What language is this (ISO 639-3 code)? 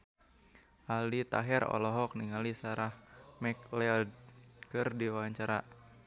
sun